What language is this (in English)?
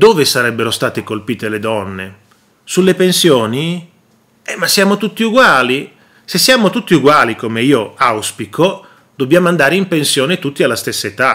Italian